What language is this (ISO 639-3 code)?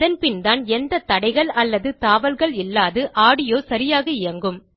tam